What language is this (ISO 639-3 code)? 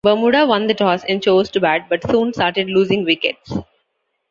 eng